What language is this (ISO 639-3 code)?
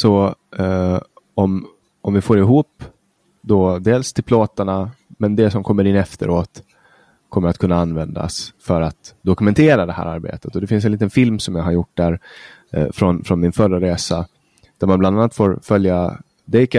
swe